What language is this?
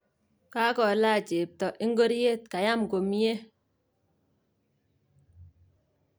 Kalenjin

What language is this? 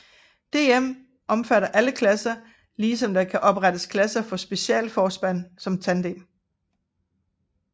Danish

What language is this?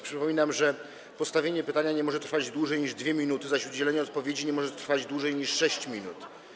Polish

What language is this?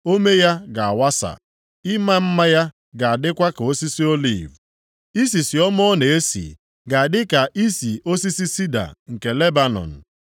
Igbo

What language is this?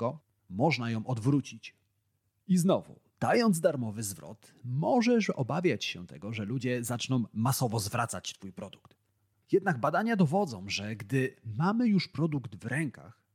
Polish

